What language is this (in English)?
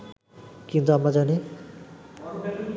Bangla